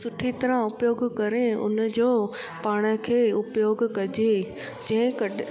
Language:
Sindhi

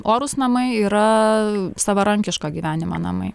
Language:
Lithuanian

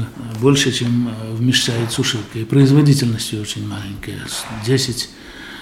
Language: Russian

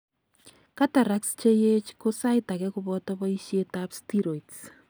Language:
Kalenjin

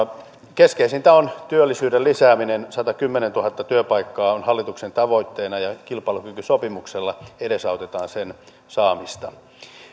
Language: Finnish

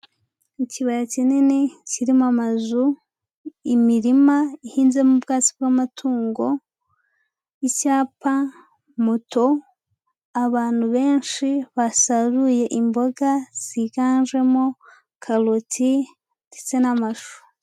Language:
Kinyarwanda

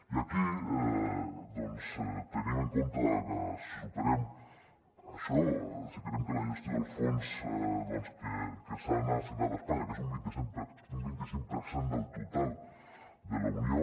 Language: Catalan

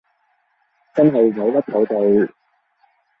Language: Cantonese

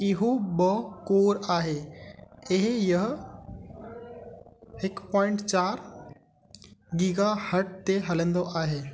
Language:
Sindhi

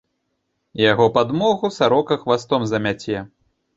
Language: Belarusian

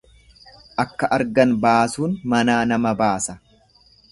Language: Oromo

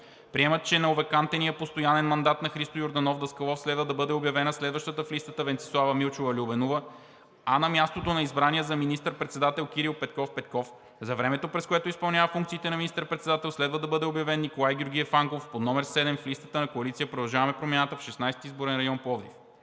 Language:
Bulgarian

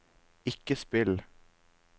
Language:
Norwegian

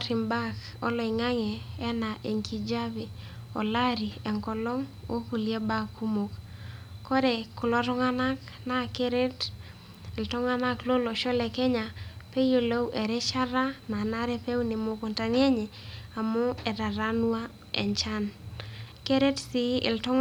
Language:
Masai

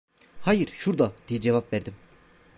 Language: Turkish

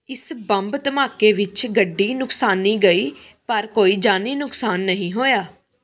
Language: Punjabi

